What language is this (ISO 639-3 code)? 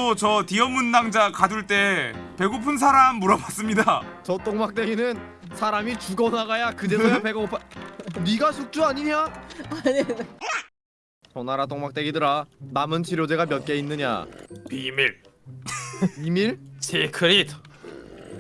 kor